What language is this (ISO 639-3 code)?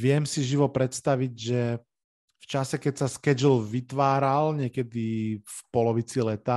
slk